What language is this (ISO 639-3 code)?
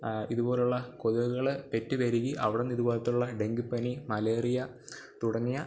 mal